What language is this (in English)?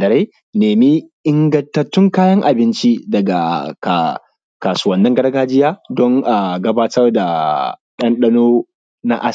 Hausa